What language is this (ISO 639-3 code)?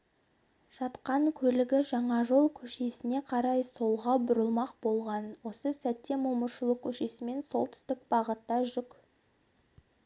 kaz